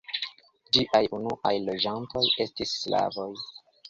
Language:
Esperanto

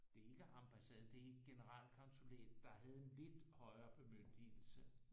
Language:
Danish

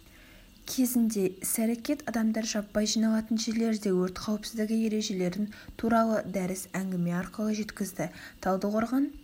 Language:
Kazakh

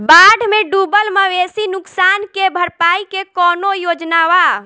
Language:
Bhojpuri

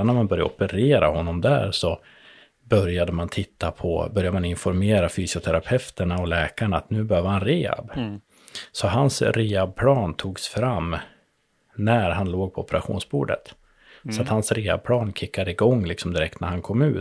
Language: Swedish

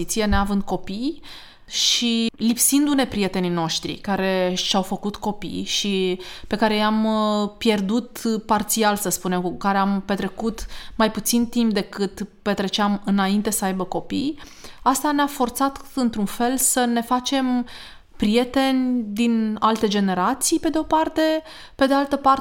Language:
Romanian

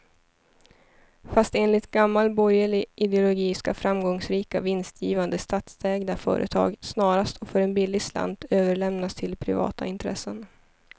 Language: Swedish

